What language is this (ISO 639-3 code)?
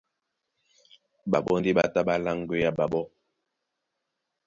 dua